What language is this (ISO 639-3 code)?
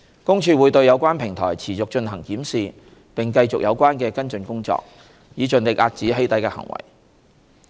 yue